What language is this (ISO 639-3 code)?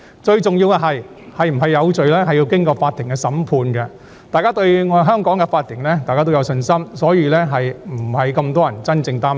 yue